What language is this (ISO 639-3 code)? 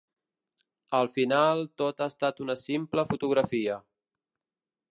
cat